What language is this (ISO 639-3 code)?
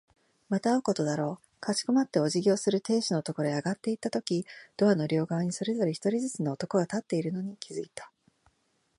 jpn